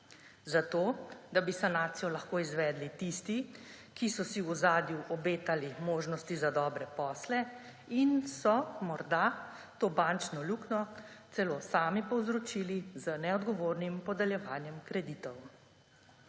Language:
Slovenian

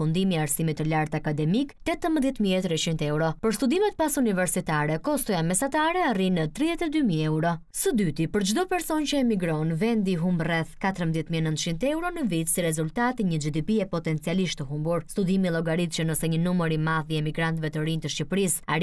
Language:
Romanian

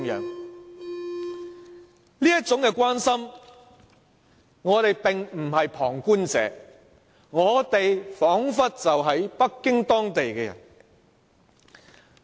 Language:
Cantonese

